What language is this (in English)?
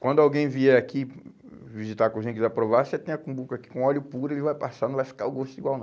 Portuguese